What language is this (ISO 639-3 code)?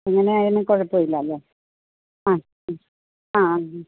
mal